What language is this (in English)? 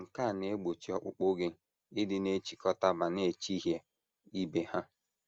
Igbo